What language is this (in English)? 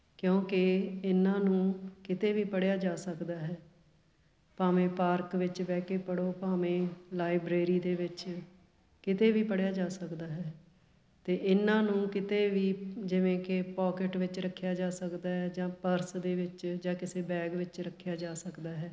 Punjabi